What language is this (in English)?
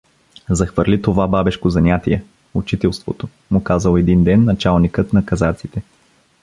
Bulgarian